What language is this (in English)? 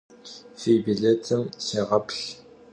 Kabardian